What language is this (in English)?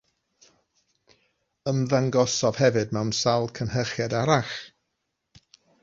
Welsh